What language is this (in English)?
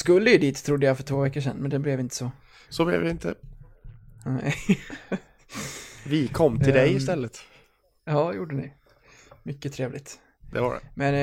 Swedish